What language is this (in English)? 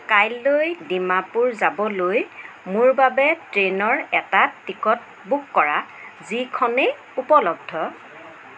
Assamese